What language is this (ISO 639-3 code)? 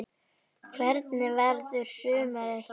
isl